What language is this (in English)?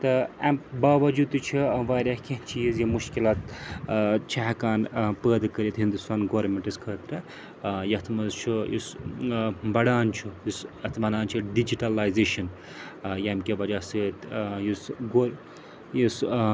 Kashmiri